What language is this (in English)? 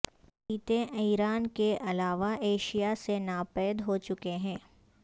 Urdu